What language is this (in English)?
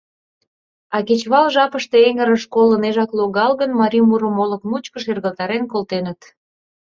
Mari